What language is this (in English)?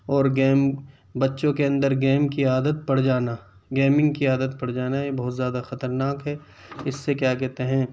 Urdu